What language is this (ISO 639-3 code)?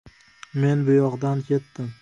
uzb